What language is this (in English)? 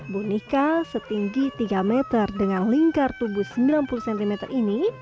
Indonesian